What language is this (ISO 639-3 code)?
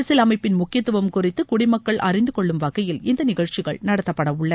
tam